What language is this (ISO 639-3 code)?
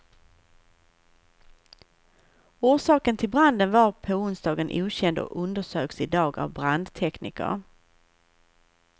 swe